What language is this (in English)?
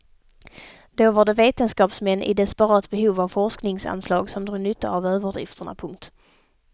Swedish